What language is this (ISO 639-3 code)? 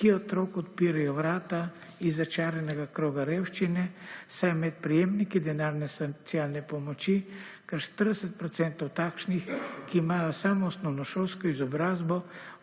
slv